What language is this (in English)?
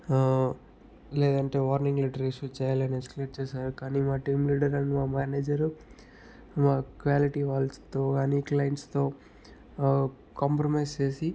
Telugu